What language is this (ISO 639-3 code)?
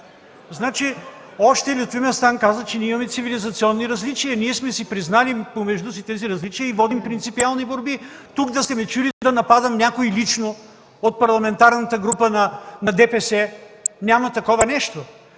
bul